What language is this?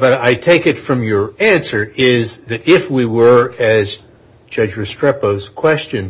English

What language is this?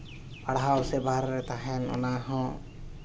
Santali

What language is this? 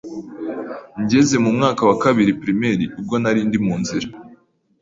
Kinyarwanda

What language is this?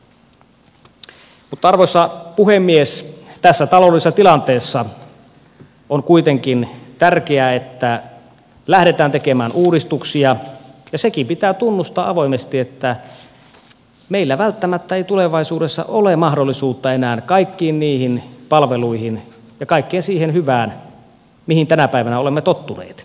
Finnish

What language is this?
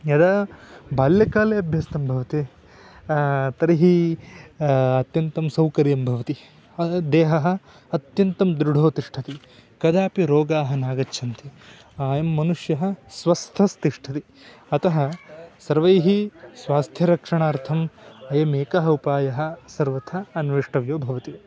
Sanskrit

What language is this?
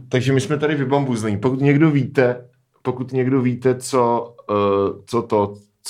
Czech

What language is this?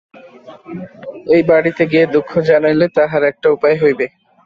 Bangla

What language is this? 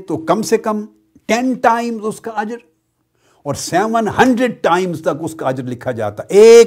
Urdu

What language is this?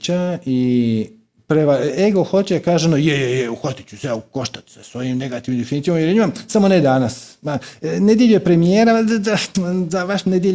Croatian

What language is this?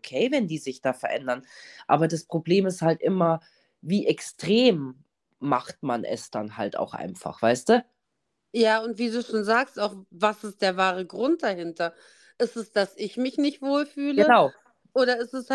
German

